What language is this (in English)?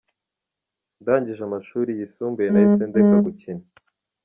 Kinyarwanda